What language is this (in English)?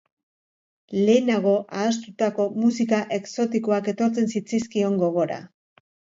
Basque